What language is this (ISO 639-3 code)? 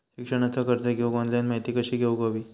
mar